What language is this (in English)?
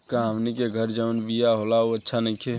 Bhojpuri